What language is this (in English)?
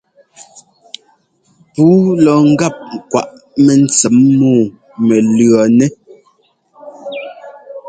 Ngomba